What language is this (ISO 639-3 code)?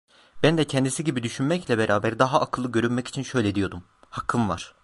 tur